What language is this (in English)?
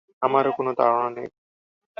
Bangla